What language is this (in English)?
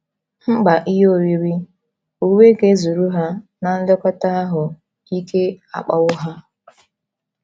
Igbo